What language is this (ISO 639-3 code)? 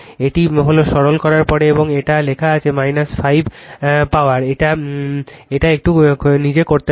ben